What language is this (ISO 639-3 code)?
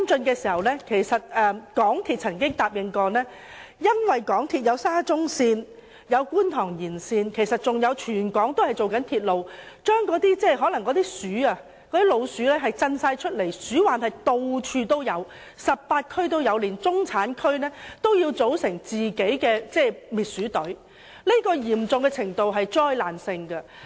yue